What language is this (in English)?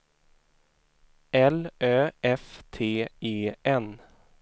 Swedish